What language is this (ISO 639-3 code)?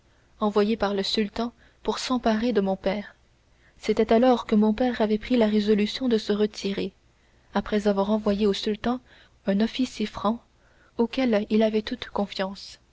fra